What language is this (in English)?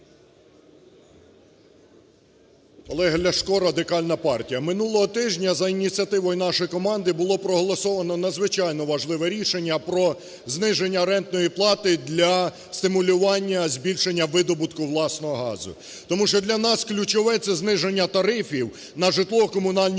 Ukrainian